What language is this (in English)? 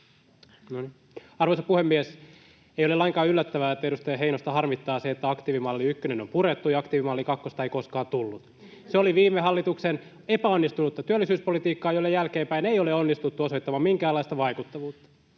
Finnish